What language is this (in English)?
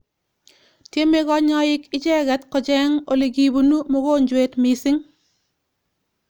Kalenjin